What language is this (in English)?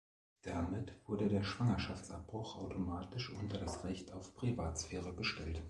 German